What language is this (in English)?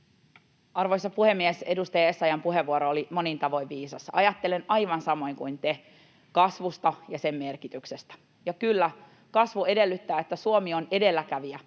Finnish